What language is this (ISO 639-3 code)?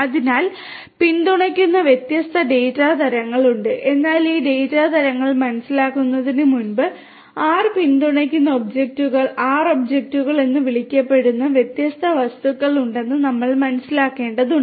mal